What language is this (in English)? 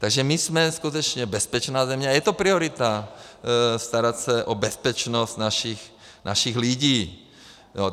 Czech